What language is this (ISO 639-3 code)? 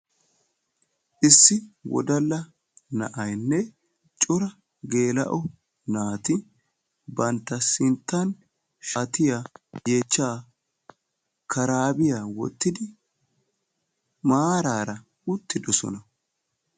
wal